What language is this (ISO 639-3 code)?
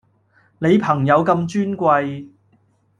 yue